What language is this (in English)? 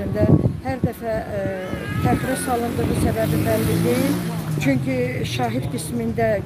Turkish